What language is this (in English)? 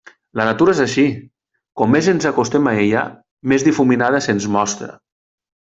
Catalan